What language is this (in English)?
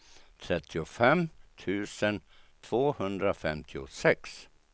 Swedish